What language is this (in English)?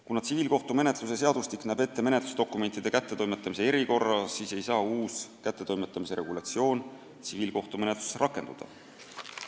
Estonian